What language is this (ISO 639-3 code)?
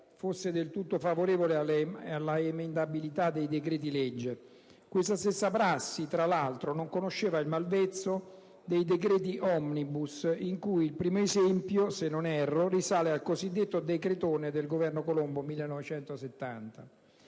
ita